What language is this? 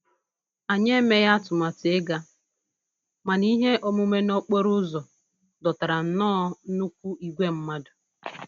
Igbo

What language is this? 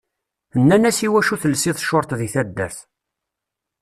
Kabyle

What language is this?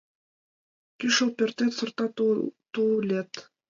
Mari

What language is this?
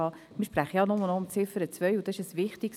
Swiss German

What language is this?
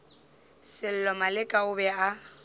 Northern Sotho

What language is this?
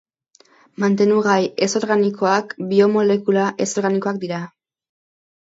Basque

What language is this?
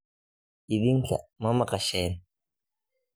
Somali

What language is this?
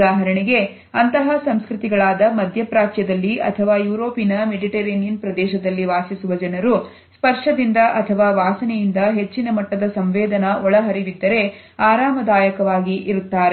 Kannada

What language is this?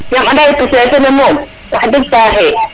Serer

